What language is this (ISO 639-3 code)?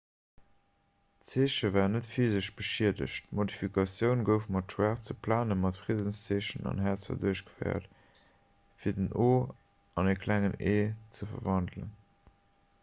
ltz